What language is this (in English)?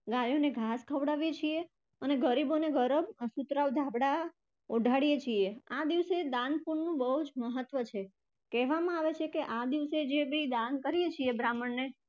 Gujarati